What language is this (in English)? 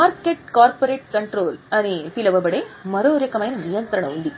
Telugu